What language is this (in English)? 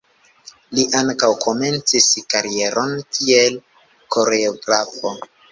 Esperanto